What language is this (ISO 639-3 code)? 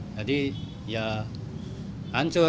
ind